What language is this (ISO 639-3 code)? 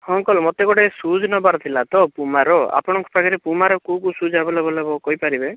ori